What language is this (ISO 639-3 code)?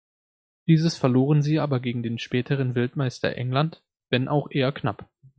deu